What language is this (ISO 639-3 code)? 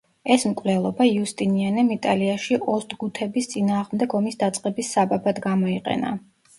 kat